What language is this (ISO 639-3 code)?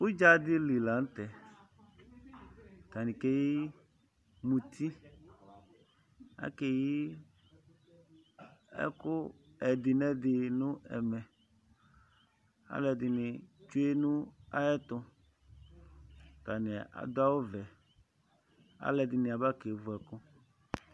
kpo